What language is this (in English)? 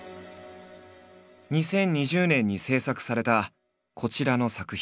Japanese